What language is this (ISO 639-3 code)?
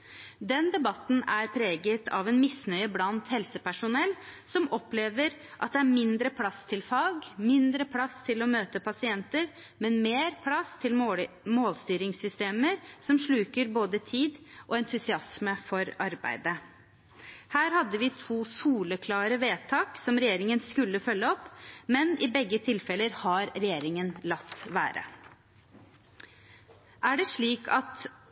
nob